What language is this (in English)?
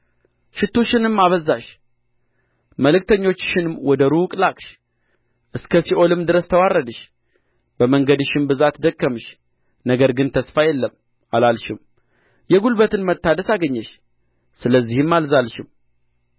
Amharic